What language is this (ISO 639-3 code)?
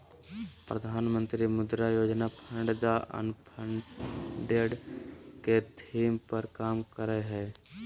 mag